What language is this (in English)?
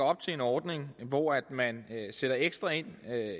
Danish